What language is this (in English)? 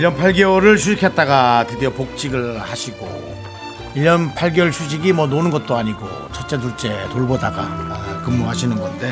Korean